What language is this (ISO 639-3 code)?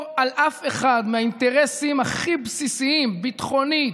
heb